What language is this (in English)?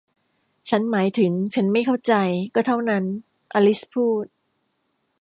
Thai